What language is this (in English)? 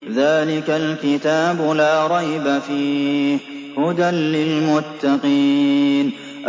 Arabic